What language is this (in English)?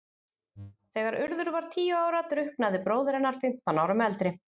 Icelandic